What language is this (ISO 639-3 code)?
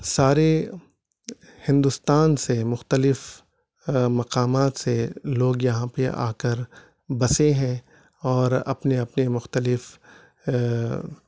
urd